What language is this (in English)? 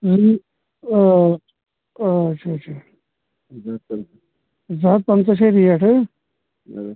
Kashmiri